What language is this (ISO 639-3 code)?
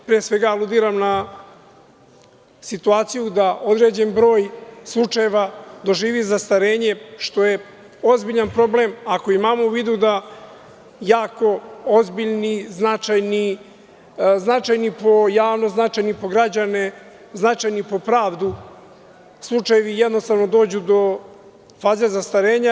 srp